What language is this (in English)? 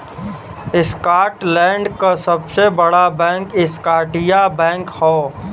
Bhojpuri